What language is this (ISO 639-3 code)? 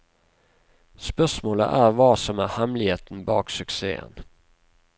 nor